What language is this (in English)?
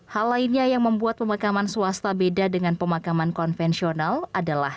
Indonesian